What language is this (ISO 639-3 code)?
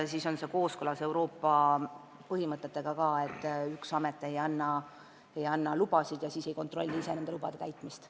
est